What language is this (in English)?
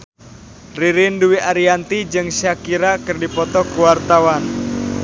Sundanese